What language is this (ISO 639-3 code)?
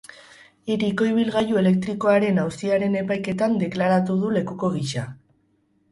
eus